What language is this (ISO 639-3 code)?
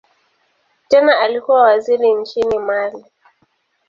swa